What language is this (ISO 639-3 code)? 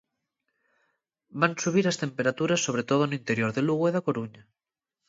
glg